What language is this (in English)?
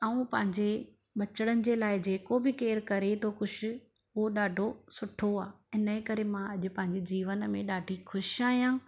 Sindhi